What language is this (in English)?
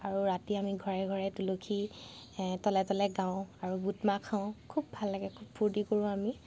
Assamese